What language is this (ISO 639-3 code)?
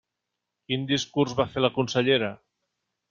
cat